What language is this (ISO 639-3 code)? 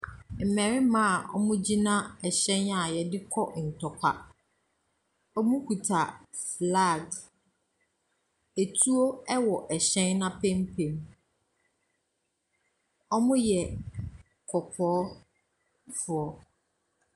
aka